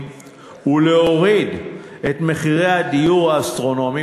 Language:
Hebrew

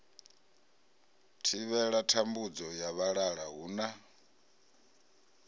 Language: Venda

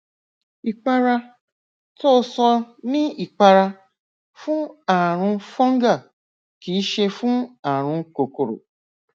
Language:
Yoruba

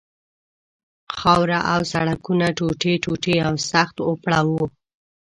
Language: Pashto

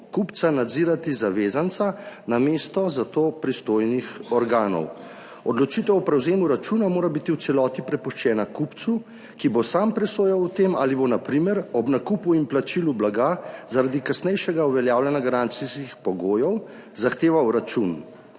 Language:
Slovenian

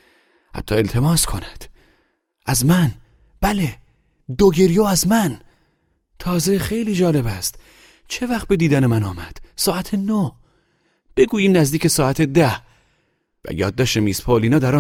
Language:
Persian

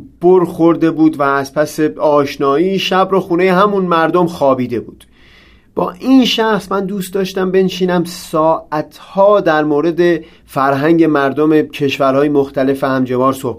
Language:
Persian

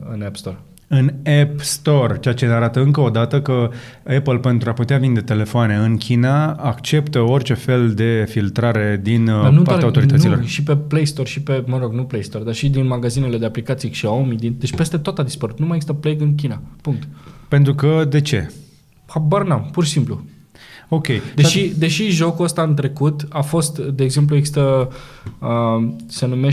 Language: Romanian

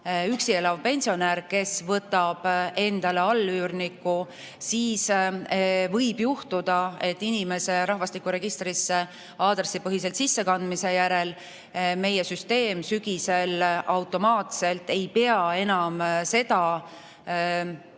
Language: Estonian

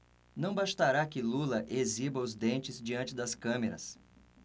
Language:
Portuguese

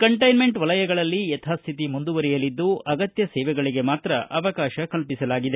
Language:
Kannada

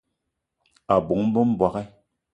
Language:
Eton (Cameroon)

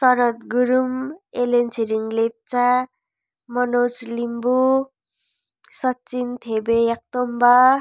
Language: Nepali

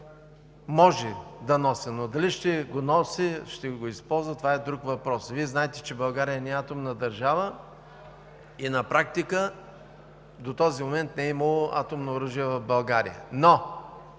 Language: Bulgarian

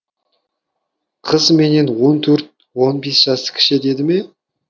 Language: Kazakh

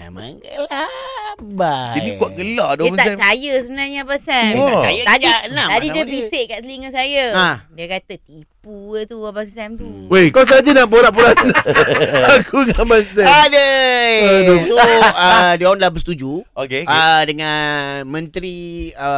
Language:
Malay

